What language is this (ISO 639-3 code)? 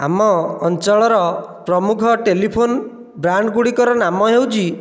ori